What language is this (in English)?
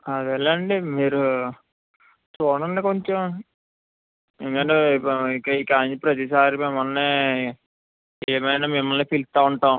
Telugu